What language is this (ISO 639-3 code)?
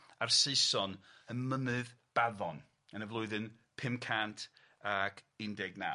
cym